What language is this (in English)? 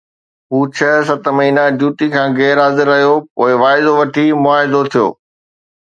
Sindhi